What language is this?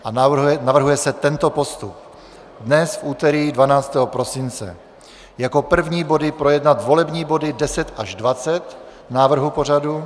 Czech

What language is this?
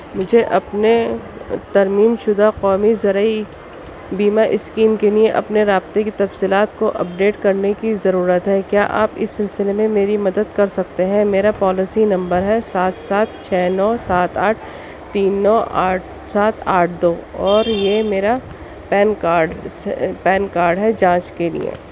Urdu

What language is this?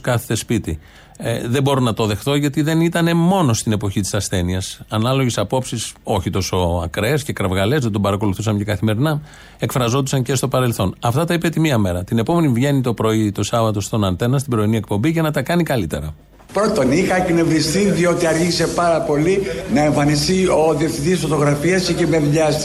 Greek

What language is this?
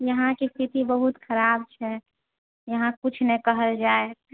Maithili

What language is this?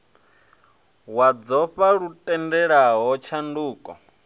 Venda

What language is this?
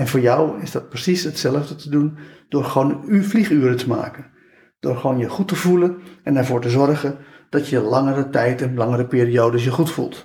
Dutch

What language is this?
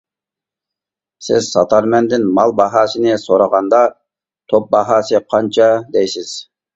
Uyghur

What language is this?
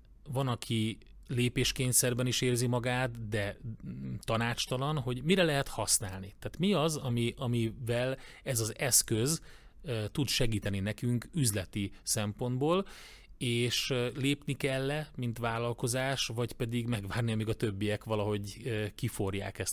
Hungarian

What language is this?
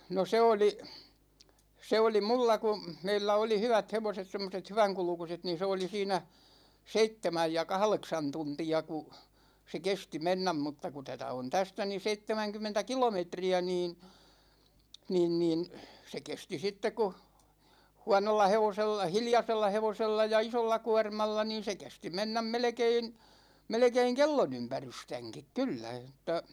Finnish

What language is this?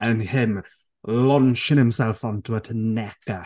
English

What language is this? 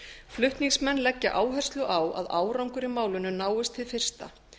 Icelandic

